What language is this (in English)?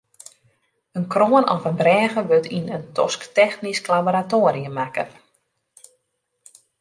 Western Frisian